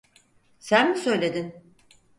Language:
Turkish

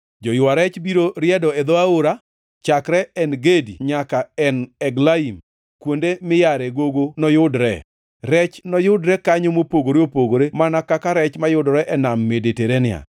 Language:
Luo (Kenya and Tanzania)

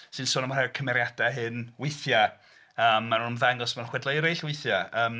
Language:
Welsh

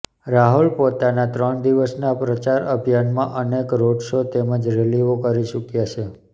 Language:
Gujarati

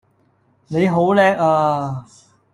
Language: Cantonese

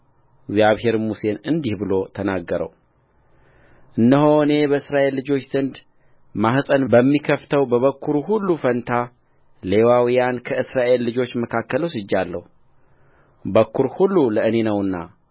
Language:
Amharic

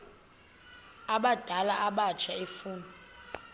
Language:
Xhosa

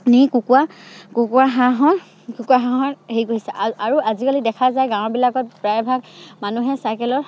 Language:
Assamese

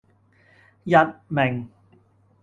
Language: Cantonese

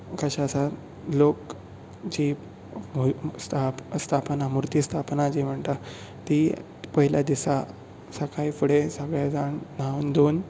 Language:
Konkani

